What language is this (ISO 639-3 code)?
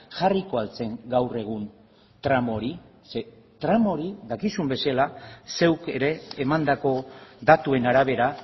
eus